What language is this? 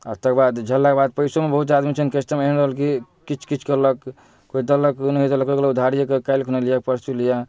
Maithili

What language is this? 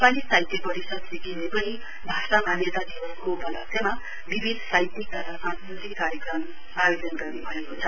Nepali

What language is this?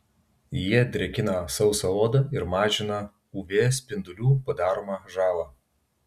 Lithuanian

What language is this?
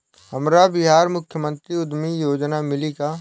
Bhojpuri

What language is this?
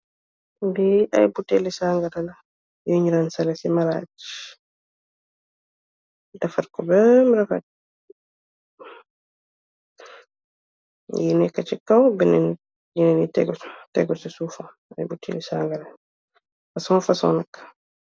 Wolof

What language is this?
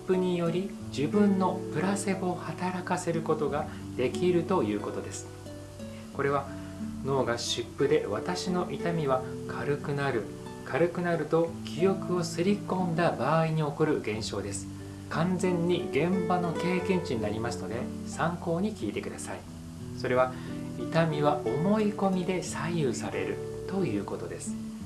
Japanese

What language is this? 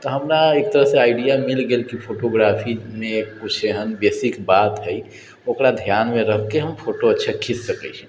Maithili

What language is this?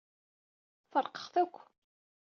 Kabyle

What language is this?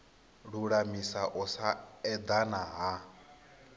Venda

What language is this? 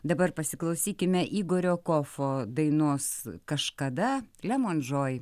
Lithuanian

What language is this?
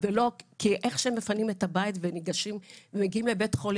Hebrew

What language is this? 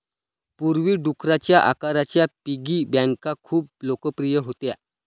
Marathi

